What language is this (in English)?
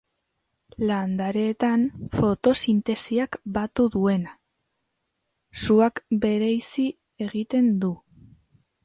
Basque